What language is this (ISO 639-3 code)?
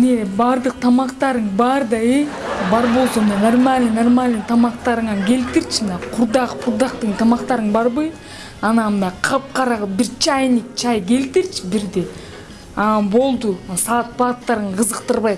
tur